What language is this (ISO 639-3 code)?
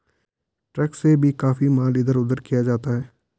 hin